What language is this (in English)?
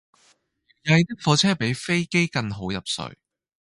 Cantonese